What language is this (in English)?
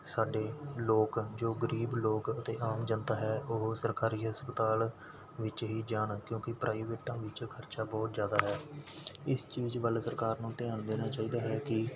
Punjabi